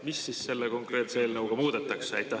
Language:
Estonian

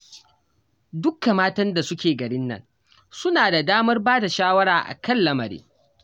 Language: Hausa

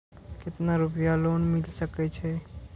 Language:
Maithili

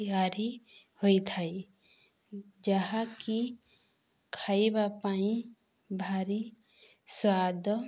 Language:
Odia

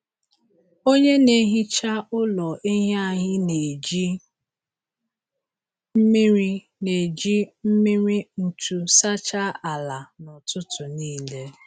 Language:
Igbo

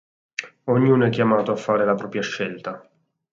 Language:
Italian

